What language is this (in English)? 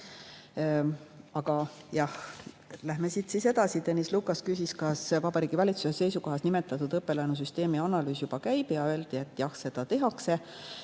Estonian